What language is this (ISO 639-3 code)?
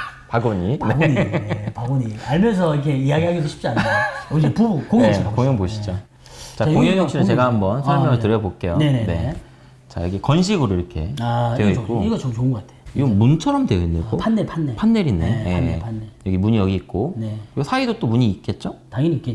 kor